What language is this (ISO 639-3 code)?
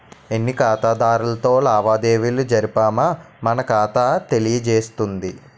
tel